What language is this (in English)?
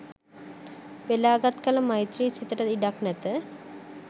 Sinhala